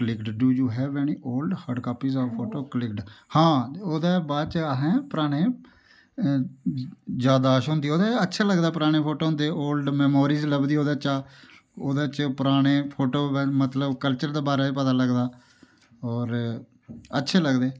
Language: Dogri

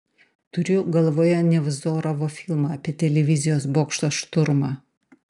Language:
Lithuanian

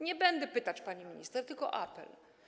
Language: Polish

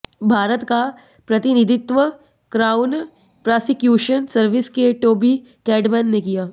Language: Hindi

